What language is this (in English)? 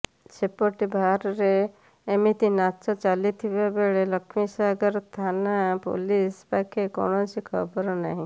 Odia